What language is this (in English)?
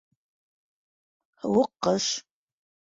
Bashkir